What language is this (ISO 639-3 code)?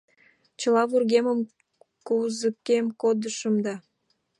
chm